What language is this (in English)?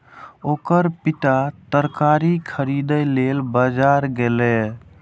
Maithili